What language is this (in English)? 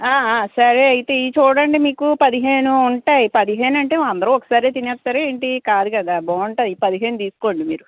Telugu